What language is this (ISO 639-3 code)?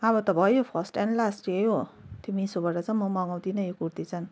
nep